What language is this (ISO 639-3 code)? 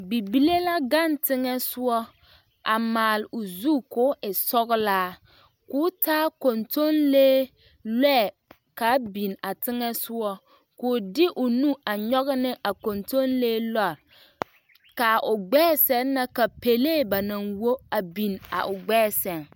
dga